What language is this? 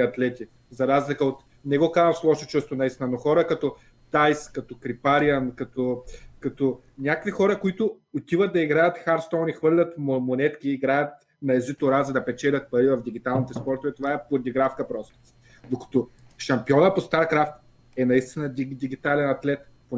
Bulgarian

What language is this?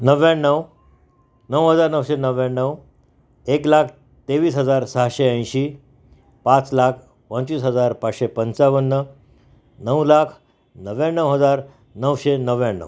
Marathi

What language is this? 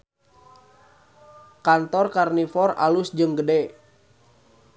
Sundanese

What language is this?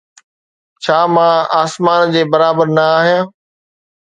Sindhi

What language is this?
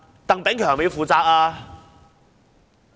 Cantonese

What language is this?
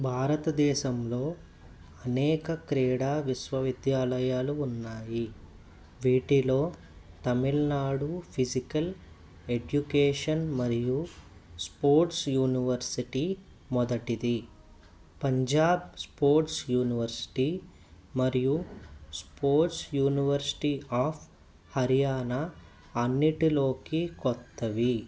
Telugu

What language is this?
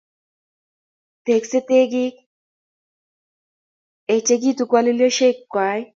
Kalenjin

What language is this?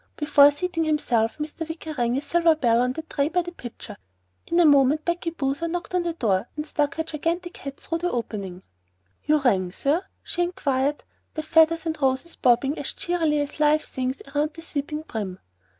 English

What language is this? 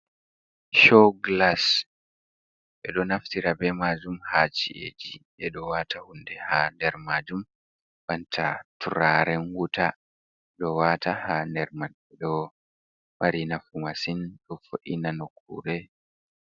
Fula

